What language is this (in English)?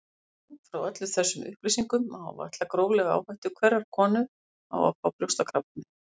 Icelandic